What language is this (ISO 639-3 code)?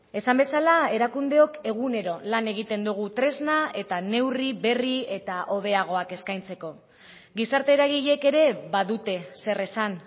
eus